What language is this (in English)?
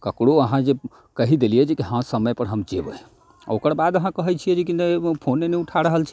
Maithili